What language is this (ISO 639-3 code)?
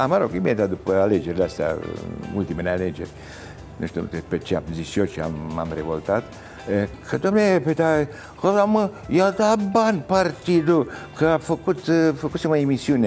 ron